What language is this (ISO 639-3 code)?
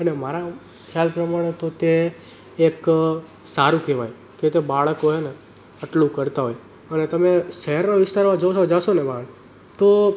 guj